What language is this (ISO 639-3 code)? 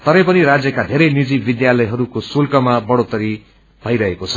nep